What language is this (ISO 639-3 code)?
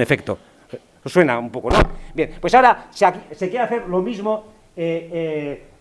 spa